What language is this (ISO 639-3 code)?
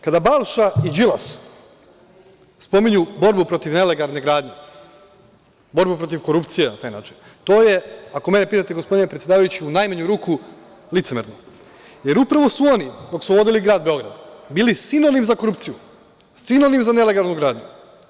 srp